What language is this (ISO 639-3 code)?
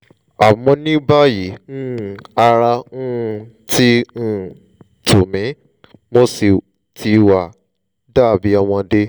yor